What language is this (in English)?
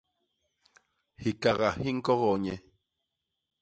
Basaa